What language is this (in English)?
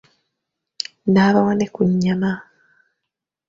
Ganda